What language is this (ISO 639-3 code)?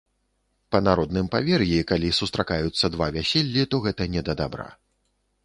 bel